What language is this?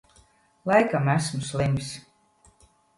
Latvian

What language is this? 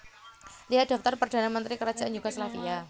Javanese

